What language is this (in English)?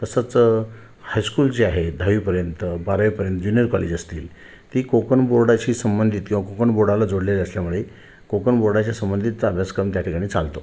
Marathi